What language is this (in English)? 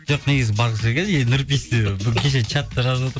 Kazakh